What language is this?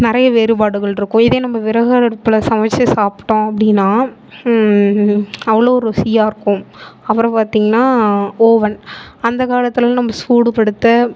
Tamil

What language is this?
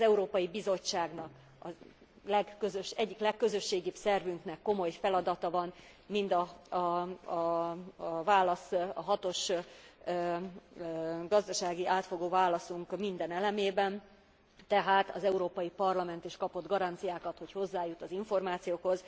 Hungarian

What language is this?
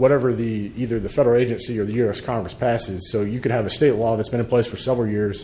English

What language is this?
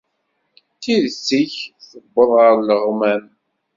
Kabyle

